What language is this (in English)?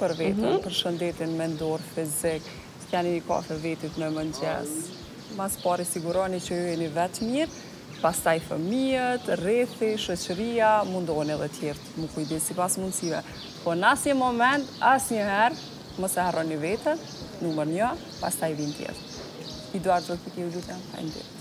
Romanian